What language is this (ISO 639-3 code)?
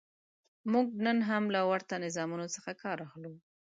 pus